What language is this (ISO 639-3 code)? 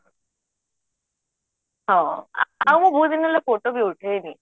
ori